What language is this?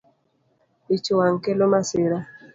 Luo (Kenya and Tanzania)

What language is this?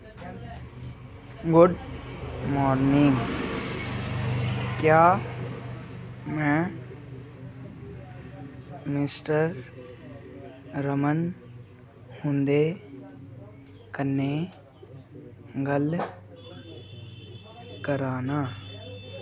Dogri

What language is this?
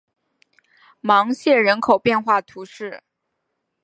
Chinese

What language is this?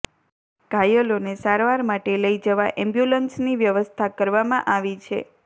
Gujarati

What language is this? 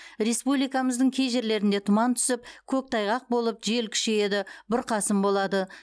Kazakh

